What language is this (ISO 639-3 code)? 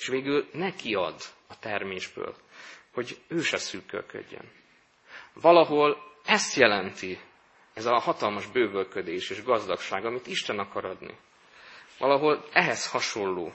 hun